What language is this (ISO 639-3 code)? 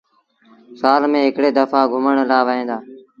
sbn